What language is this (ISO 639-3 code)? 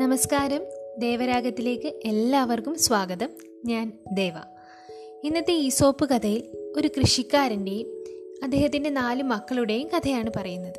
mal